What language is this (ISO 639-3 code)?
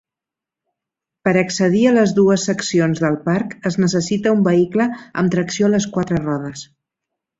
cat